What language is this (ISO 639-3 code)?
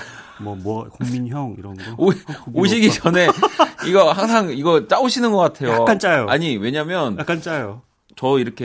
kor